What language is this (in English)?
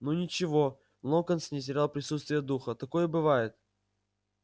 Russian